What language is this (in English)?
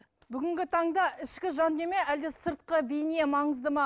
Kazakh